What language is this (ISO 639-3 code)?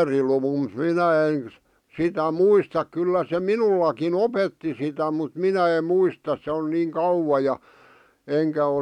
fin